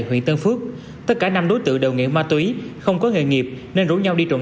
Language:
Vietnamese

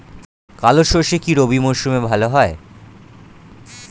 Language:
Bangla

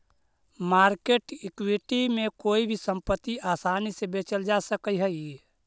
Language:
Magahi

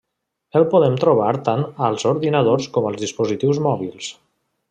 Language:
Catalan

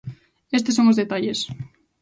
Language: Galician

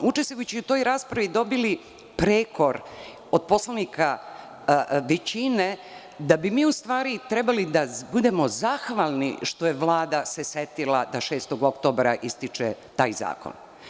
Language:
Serbian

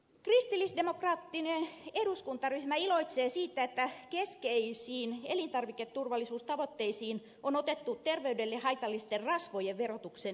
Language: Finnish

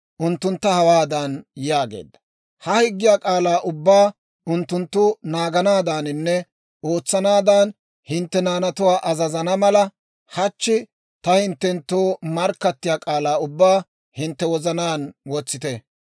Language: Dawro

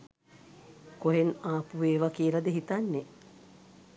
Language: Sinhala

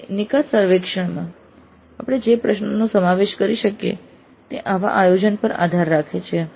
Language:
Gujarati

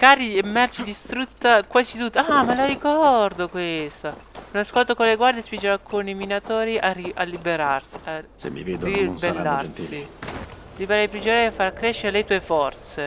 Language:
Italian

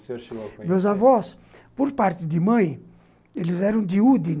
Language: Portuguese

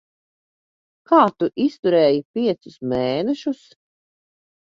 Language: Latvian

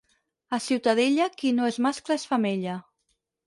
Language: Catalan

